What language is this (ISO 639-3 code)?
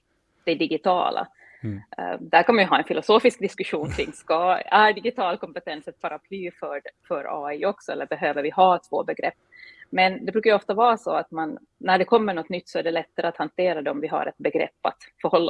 swe